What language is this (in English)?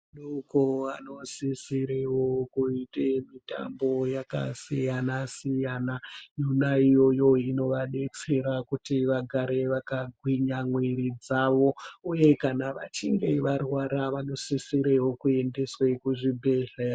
Ndau